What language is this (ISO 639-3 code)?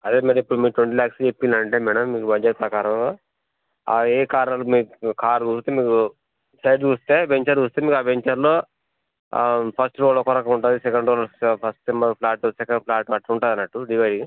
tel